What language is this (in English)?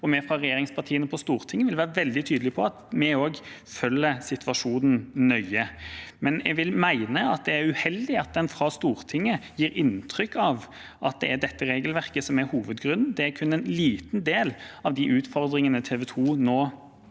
Norwegian